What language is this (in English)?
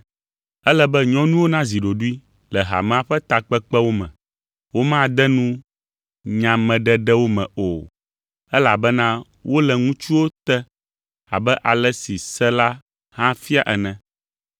Ewe